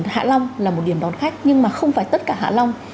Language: Vietnamese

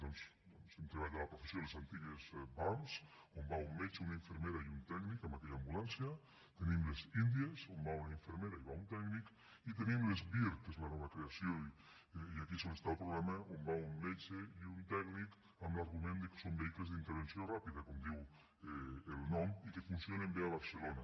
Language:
Catalan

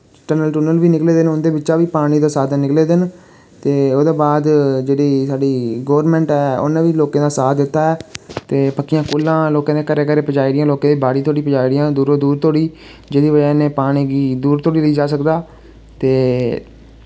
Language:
Dogri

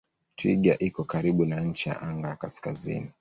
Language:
Swahili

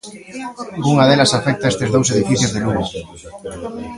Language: Galician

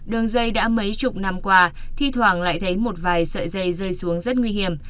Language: Vietnamese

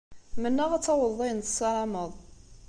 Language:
Kabyle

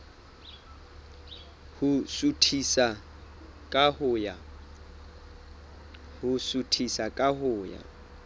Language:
Southern Sotho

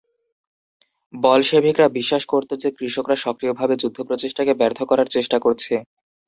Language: Bangla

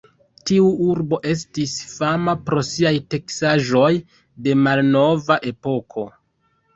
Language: Esperanto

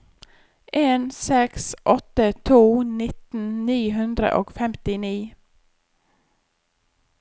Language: Norwegian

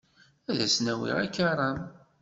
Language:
Kabyle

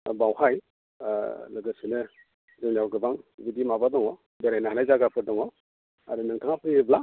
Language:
Bodo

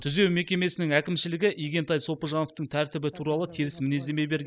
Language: Kazakh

